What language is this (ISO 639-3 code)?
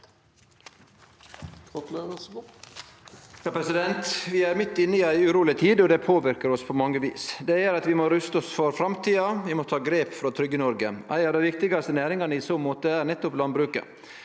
nor